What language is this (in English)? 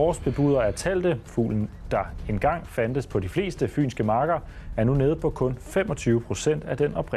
Danish